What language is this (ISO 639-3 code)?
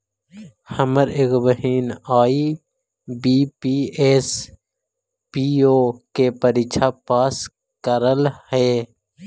mag